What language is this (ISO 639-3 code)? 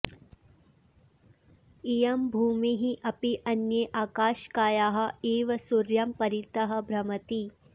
san